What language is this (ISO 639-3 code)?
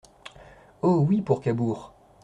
fra